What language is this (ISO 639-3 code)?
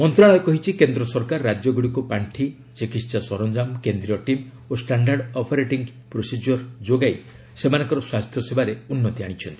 ori